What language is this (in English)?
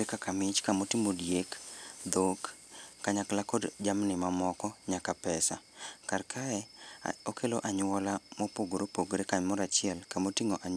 Luo (Kenya and Tanzania)